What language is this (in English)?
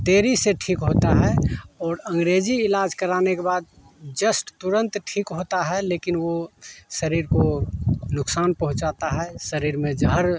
Hindi